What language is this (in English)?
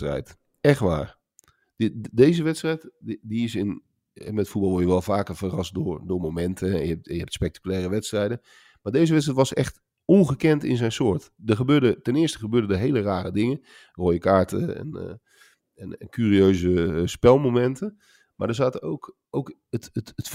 Dutch